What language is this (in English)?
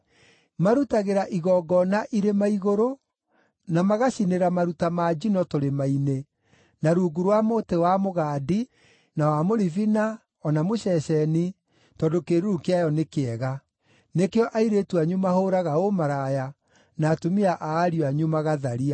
Kikuyu